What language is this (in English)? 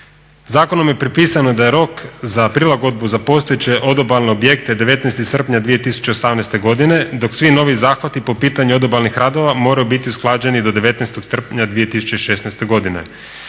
Croatian